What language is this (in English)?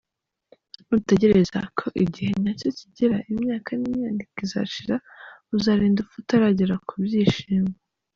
Kinyarwanda